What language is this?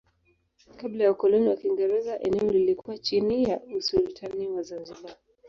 Swahili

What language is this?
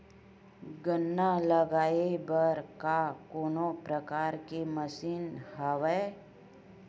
Chhattisgarhi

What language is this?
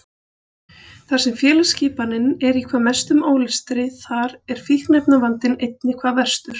Icelandic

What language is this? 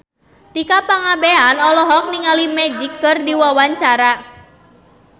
Sundanese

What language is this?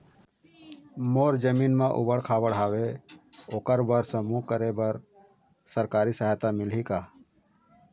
Chhattisgarhi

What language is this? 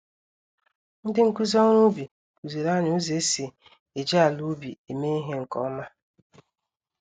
Igbo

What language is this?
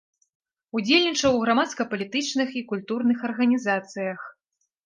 Belarusian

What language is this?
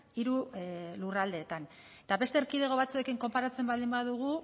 Basque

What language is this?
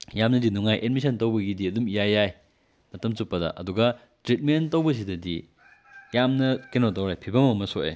Manipuri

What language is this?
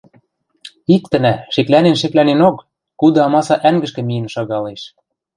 Western Mari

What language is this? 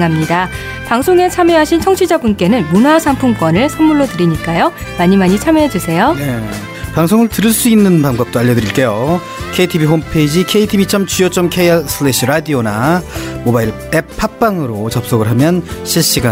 Korean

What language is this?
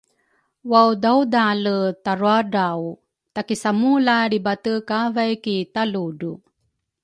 Rukai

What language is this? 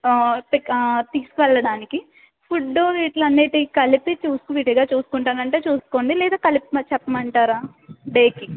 Telugu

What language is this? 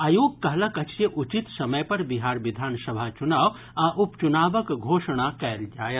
Maithili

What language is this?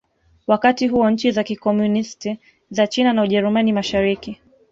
Swahili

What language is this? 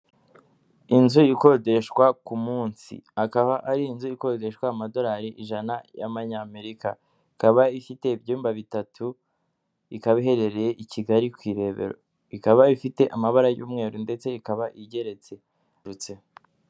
Kinyarwanda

